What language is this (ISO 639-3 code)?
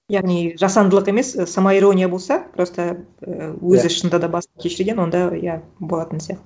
kaz